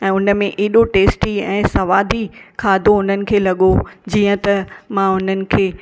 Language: Sindhi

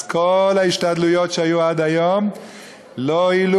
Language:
Hebrew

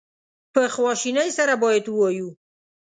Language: Pashto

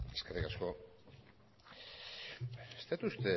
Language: Basque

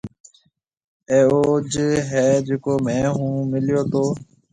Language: Marwari (Pakistan)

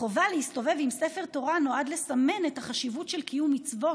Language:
Hebrew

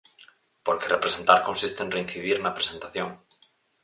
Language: Galician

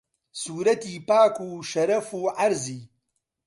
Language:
Central Kurdish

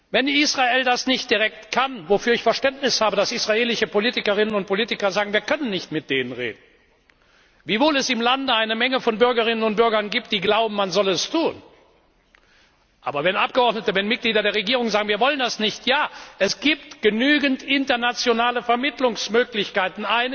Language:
German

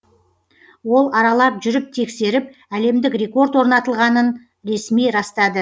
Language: Kazakh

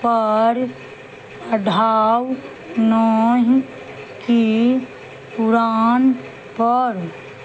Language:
Maithili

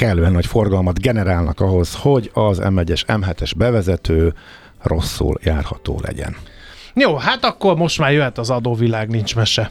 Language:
Hungarian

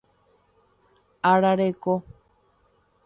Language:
Guarani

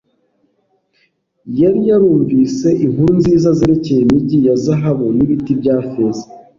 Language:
Kinyarwanda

